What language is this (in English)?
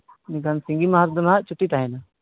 Santali